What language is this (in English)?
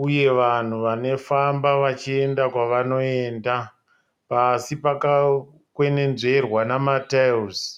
Shona